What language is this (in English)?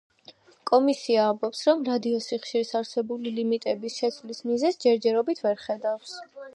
Georgian